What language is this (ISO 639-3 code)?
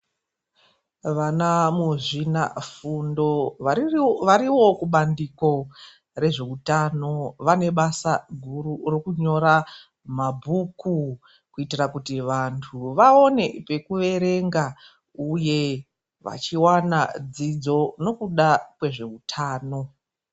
ndc